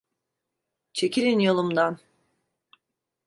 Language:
Turkish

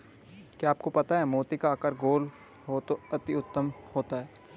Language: Hindi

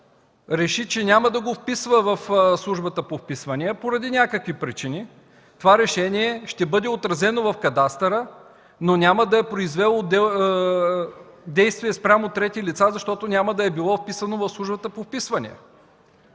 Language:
Bulgarian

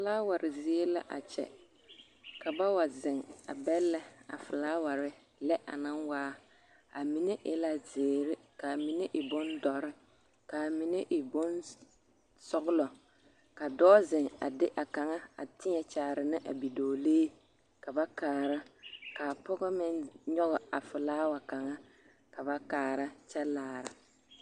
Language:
Southern Dagaare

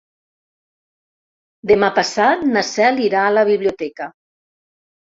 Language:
Catalan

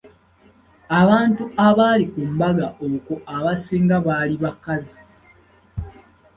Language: Ganda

